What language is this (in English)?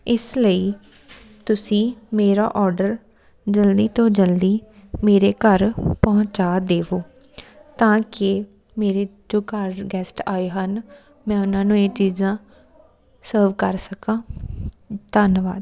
Punjabi